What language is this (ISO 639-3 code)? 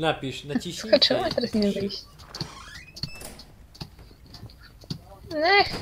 pol